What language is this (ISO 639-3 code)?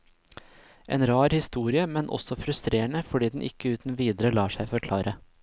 nor